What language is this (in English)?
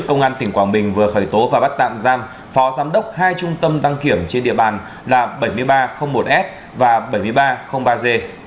Vietnamese